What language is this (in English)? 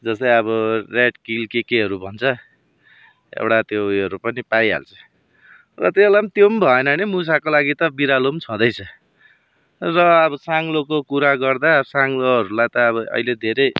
Nepali